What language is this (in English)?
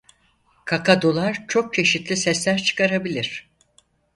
Turkish